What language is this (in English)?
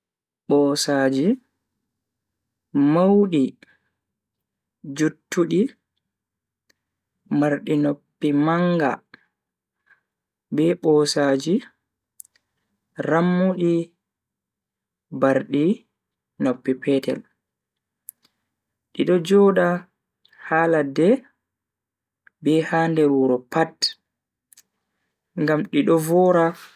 Bagirmi Fulfulde